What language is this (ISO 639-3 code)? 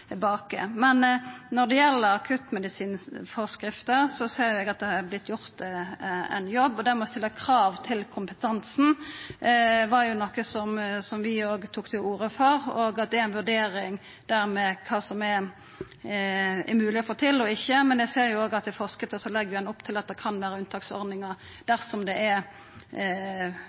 nno